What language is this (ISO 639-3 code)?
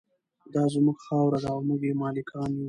pus